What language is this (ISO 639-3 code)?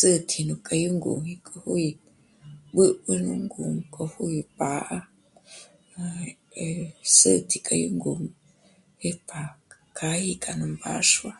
mmc